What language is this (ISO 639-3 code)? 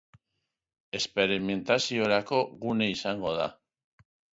eus